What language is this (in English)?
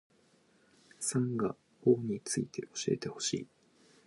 Japanese